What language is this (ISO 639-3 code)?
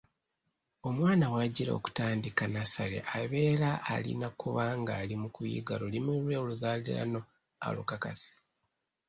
lug